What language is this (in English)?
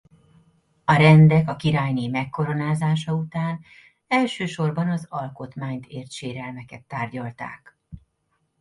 Hungarian